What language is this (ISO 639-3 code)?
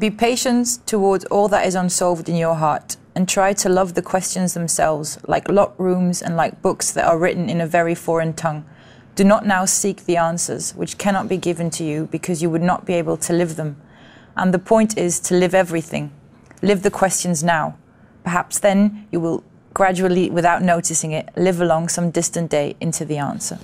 nld